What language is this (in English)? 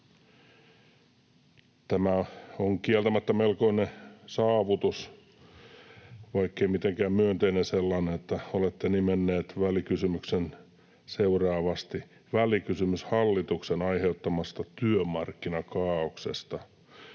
Finnish